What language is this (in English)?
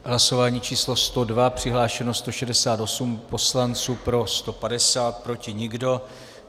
Czech